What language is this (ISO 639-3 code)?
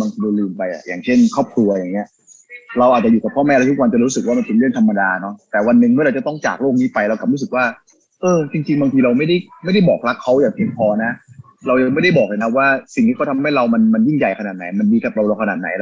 tha